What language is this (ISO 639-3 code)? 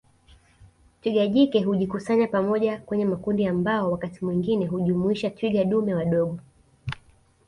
swa